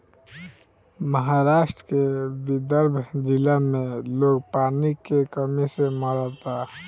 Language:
Bhojpuri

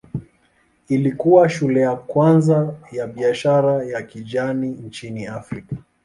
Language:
Swahili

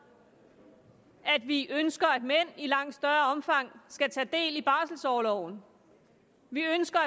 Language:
Danish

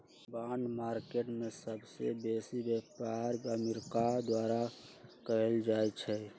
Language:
Magahi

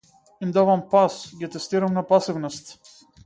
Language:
Macedonian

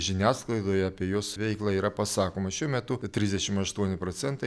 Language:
Lithuanian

